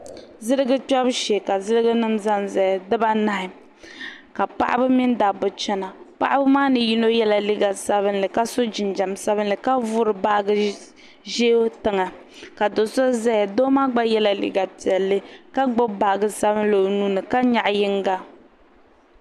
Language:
Dagbani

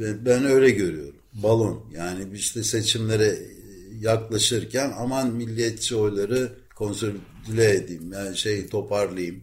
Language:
Turkish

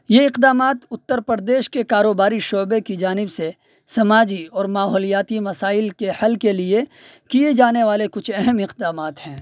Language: Urdu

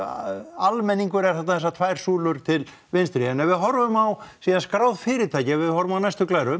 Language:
Icelandic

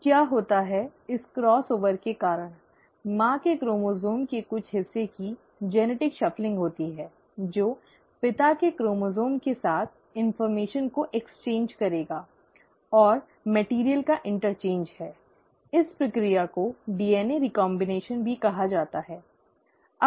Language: Hindi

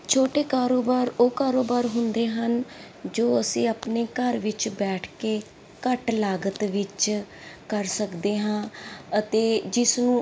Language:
Punjabi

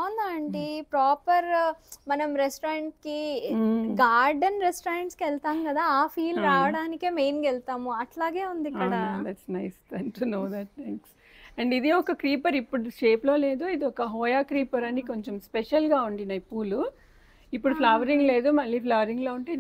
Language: Telugu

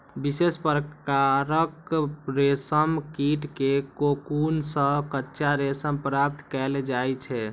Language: Maithili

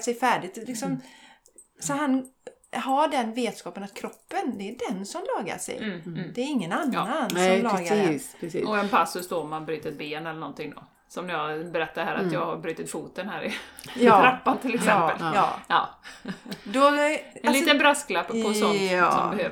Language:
Swedish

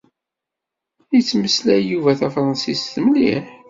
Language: Kabyle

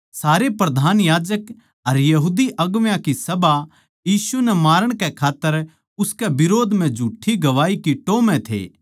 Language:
Haryanvi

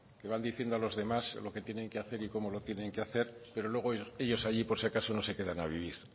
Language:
Spanish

